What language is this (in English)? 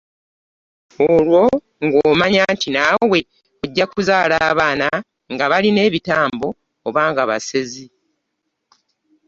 Ganda